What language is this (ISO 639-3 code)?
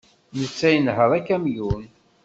kab